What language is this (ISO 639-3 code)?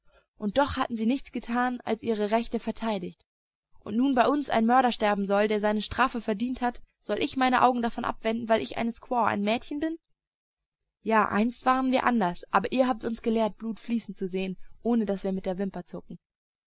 deu